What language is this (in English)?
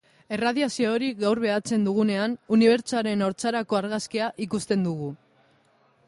Basque